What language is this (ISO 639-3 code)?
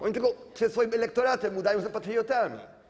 pol